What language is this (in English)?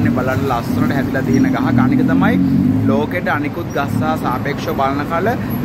Indonesian